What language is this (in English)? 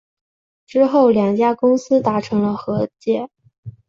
Chinese